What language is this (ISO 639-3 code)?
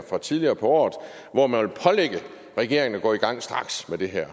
dan